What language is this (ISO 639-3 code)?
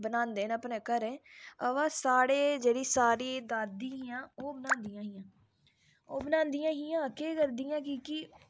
doi